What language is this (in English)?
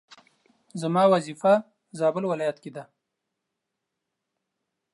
Pashto